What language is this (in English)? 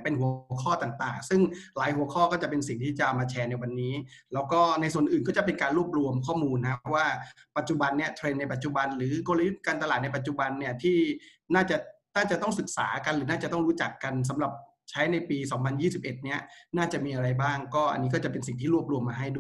Thai